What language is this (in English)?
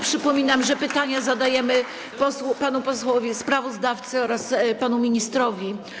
Polish